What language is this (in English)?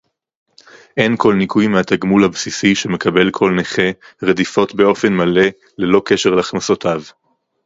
Hebrew